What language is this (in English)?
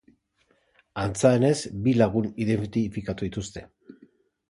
Basque